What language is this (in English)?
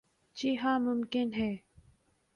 Urdu